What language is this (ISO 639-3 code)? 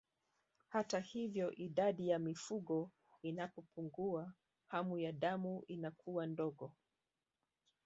swa